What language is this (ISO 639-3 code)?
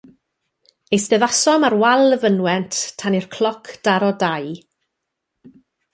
cym